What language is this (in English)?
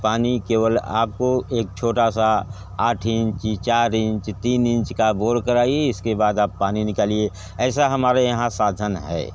Hindi